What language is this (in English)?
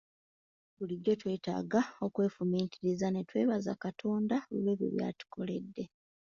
Ganda